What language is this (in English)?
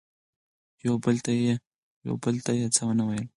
Pashto